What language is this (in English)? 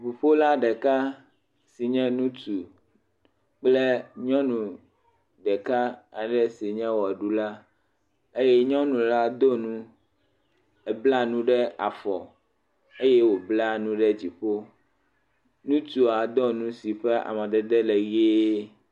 Ewe